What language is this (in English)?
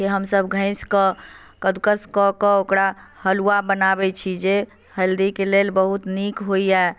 Maithili